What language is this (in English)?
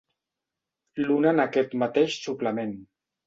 Catalan